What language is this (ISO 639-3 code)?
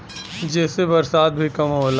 bho